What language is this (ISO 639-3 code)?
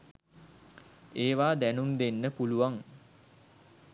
sin